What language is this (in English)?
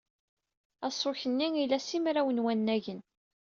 Kabyle